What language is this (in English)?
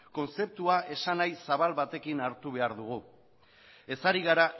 Basque